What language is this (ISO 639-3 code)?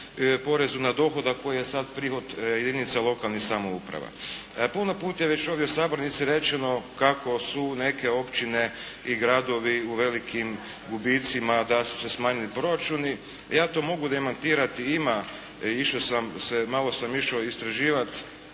hrv